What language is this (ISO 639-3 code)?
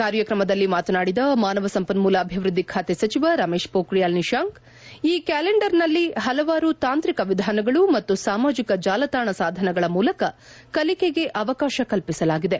kan